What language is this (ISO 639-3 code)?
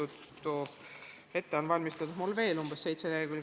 est